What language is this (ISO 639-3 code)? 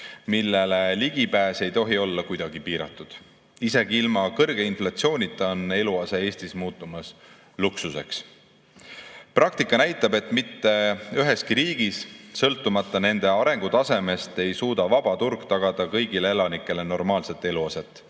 est